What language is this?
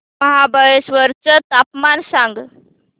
Marathi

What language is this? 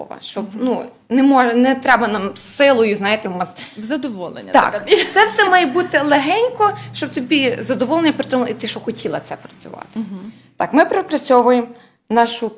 Ukrainian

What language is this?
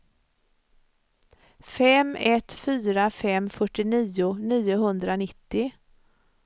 Swedish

